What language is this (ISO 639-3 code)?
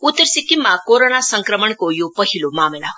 nep